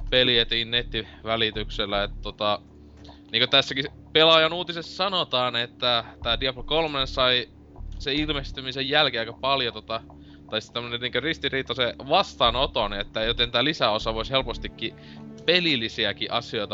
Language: Finnish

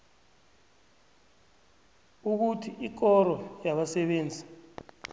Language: South Ndebele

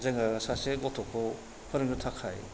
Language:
Bodo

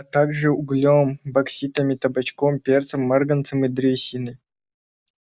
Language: Russian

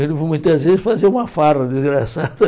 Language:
Portuguese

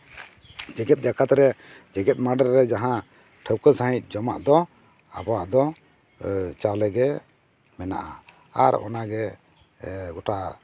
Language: Santali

